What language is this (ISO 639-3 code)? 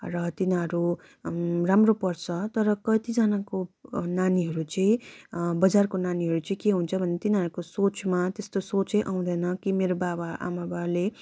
nep